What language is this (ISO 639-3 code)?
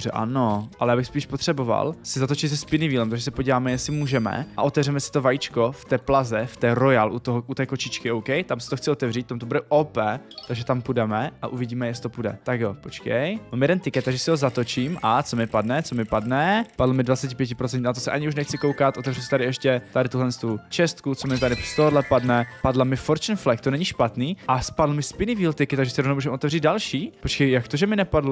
ces